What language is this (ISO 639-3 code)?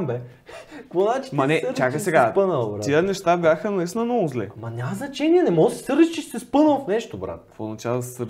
bul